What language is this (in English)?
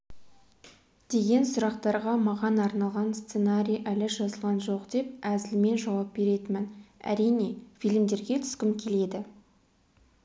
Kazakh